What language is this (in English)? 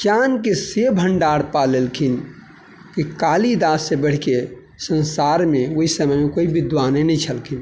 Maithili